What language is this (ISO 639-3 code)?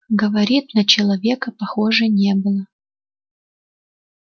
rus